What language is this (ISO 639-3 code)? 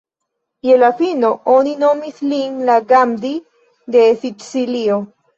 epo